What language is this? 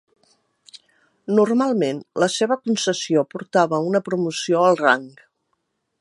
Catalan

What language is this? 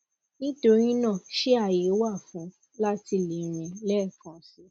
Yoruba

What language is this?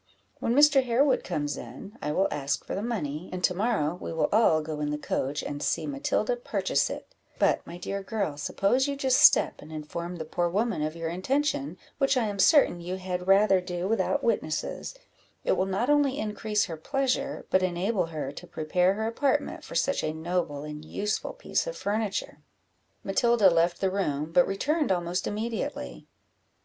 English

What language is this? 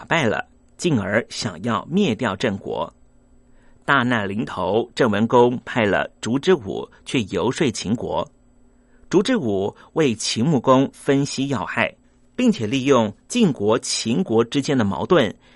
Chinese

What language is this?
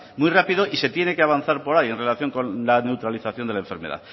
Spanish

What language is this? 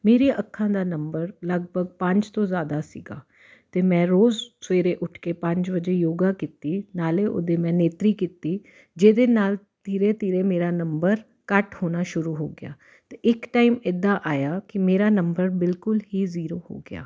Punjabi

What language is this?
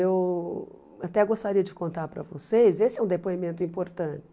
Portuguese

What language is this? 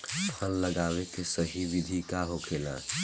Bhojpuri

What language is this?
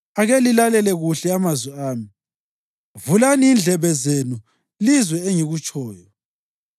North Ndebele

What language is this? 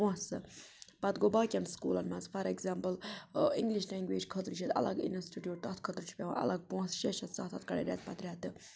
Kashmiri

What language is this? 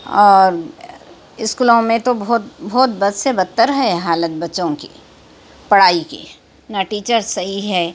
Urdu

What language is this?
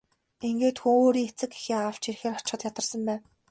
Mongolian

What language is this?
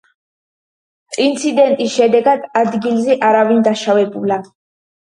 Georgian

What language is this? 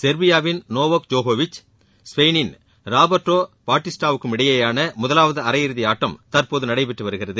Tamil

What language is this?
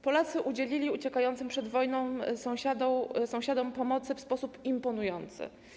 Polish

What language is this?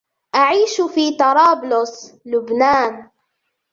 Arabic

